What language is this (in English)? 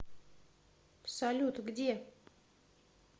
Russian